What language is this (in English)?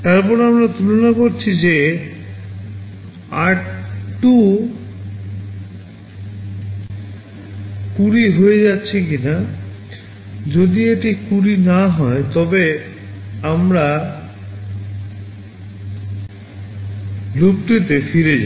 Bangla